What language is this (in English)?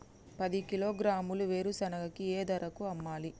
Telugu